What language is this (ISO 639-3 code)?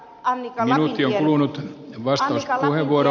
fin